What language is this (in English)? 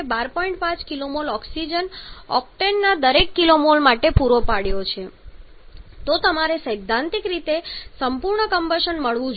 Gujarati